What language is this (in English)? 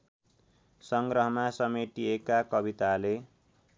Nepali